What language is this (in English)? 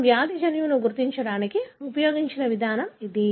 Telugu